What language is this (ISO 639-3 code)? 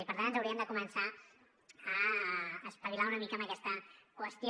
cat